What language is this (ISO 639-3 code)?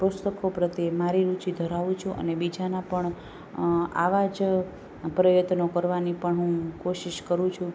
guj